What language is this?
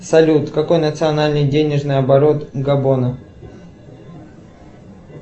Russian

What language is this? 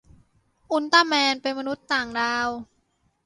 Thai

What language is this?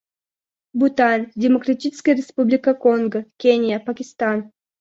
Russian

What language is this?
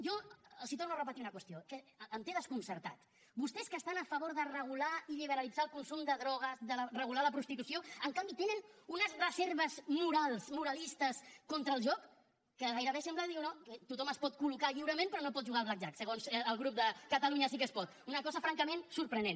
Catalan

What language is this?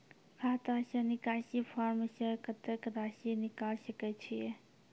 Maithili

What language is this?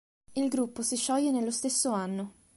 Italian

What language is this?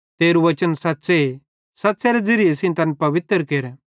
Bhadrawahi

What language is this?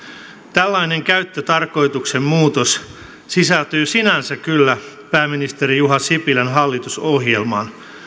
Finnish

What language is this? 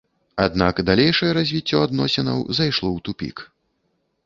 Belarusian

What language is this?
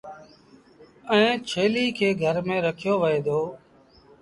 Sindhi Bhil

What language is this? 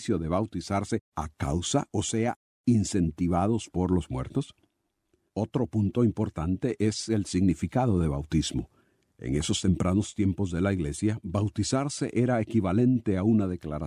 Spanish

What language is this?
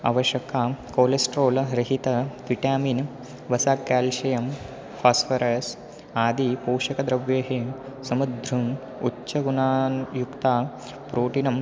Sanskrit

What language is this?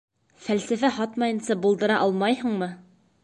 Bashkir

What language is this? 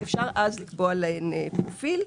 Hebrew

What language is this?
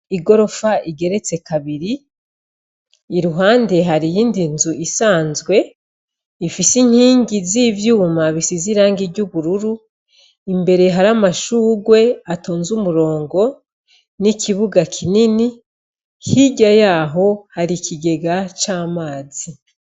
Rundi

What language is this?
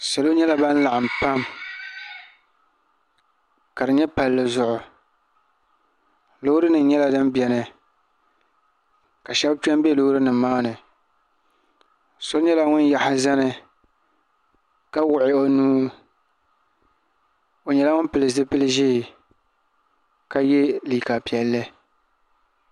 Dagbani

